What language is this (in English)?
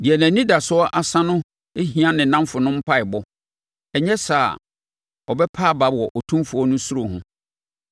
Akan